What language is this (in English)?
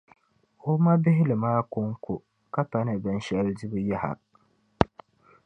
Dagbani